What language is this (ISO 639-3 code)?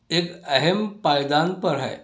urd